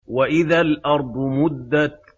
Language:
Arabic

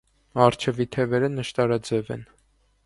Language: Armenian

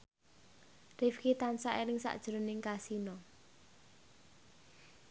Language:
Javanese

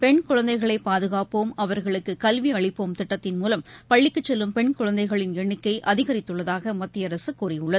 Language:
Tamil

